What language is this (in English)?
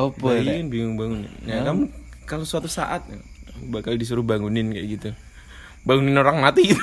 Indonesian